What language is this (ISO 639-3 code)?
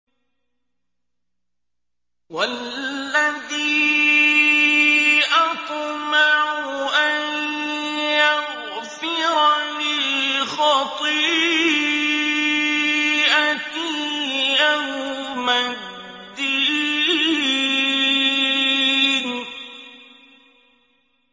ara